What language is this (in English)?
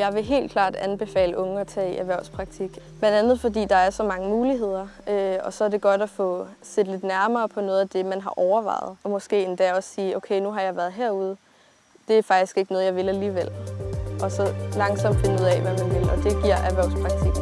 Danish